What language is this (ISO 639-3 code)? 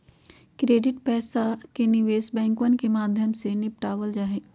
mag